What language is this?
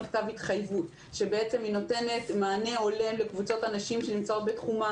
Hebrew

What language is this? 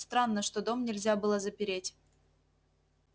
Russian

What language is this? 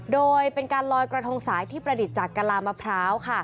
Thai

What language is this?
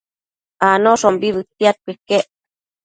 Matsés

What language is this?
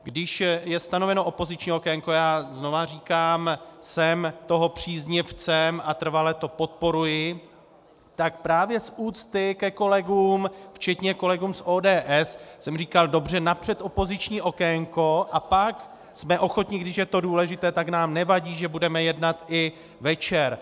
Czech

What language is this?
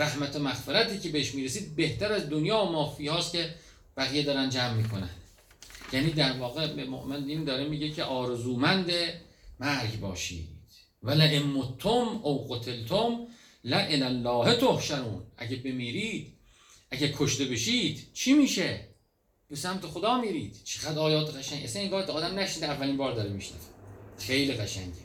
Persian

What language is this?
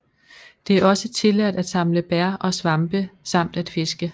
Danish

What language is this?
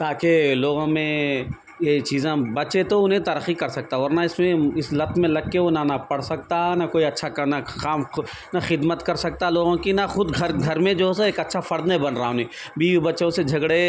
Urdu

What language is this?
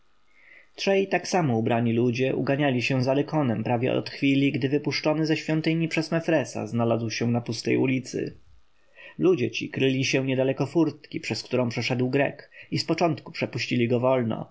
Polish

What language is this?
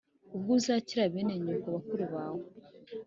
Kinyarwanda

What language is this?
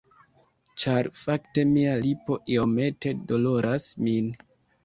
Esperanto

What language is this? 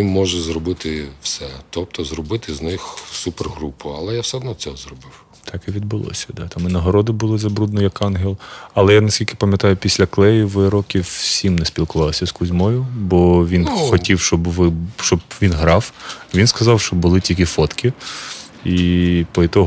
Ukrainian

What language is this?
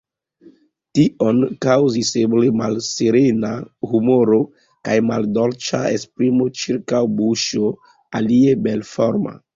Esperanto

